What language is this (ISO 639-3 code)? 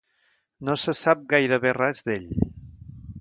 cat